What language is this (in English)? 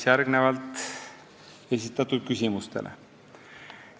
Estonian